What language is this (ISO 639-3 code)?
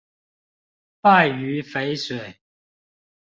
zho